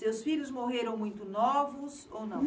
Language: Portuguese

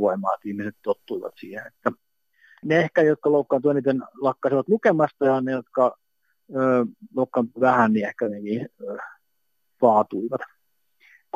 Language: Finnish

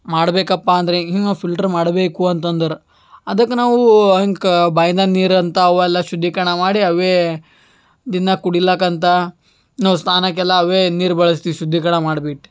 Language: Kannada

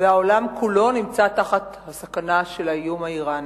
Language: Hebrew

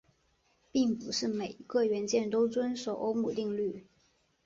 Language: Chinese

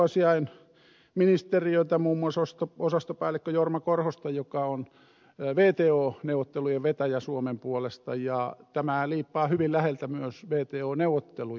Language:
Finnish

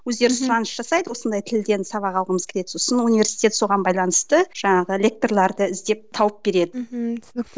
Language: Kazakh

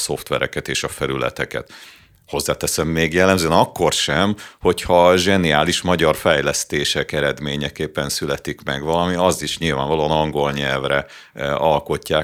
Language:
Hungarian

